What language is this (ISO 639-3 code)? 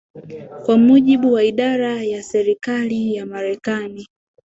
swa